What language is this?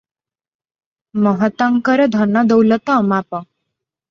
Odia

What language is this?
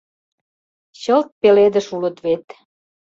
Mari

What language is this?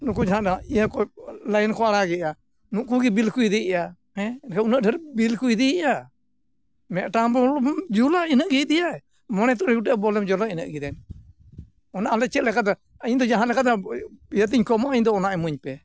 Santali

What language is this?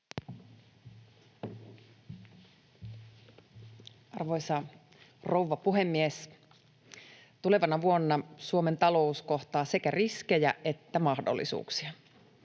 Finnish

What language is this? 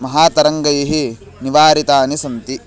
Sanskrit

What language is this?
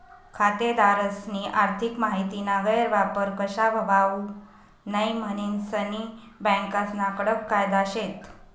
Marathi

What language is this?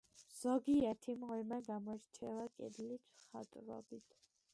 Georgian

